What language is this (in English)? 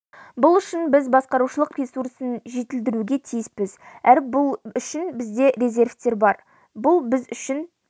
Kazakh